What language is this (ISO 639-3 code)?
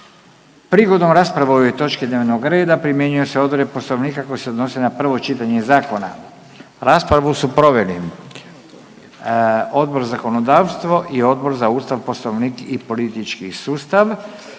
hrv